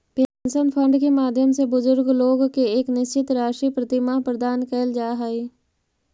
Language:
Magahi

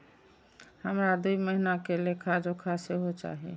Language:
Maithili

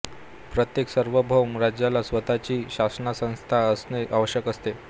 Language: Marathi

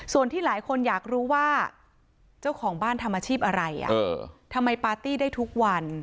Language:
Thai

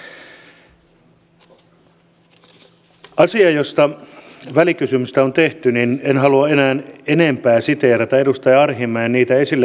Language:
Finnish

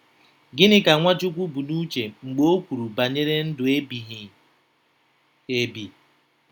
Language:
Igbo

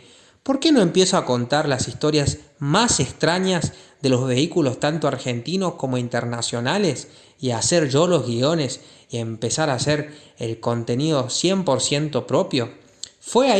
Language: Spanish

